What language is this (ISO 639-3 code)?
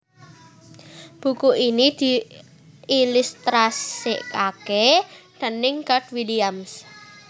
jav